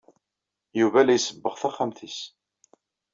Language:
Kabyle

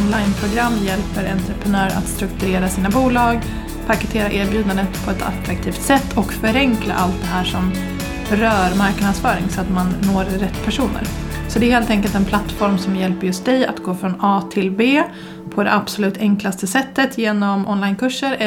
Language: Swedish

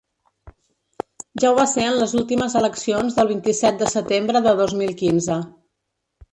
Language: Catalan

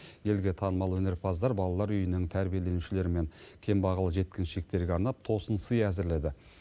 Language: Kazakh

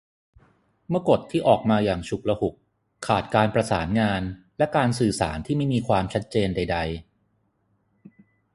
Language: Thai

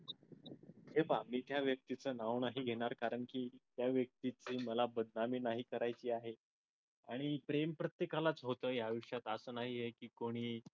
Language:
Marathi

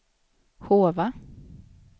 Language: Swedish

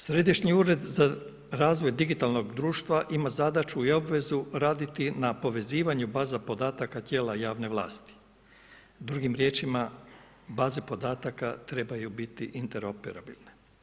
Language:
Croatian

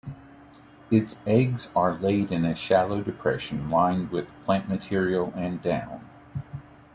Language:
English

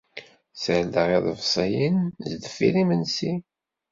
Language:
Kabyle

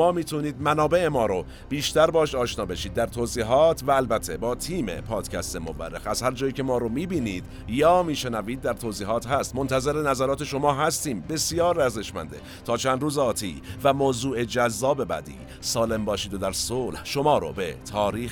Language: Persian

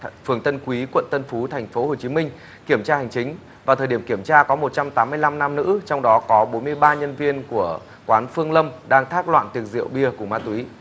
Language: Vietnamese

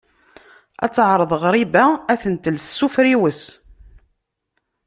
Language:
Kabyle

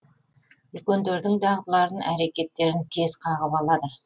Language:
Kazakh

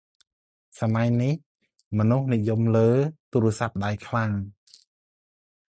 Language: Khmer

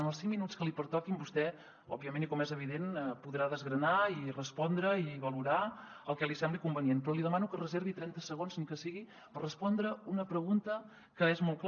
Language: Catalan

